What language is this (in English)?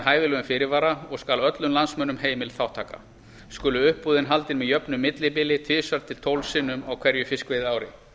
Icelandic